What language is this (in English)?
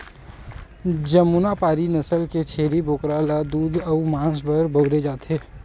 Chhattisgarhi